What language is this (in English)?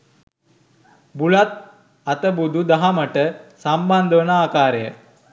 Sinhala